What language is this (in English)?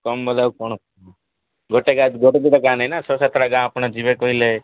Odia